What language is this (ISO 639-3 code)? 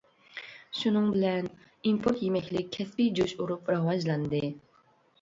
uig